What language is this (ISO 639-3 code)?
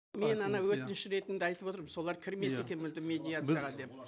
kaz